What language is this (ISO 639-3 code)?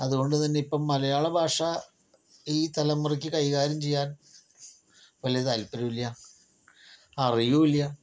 mal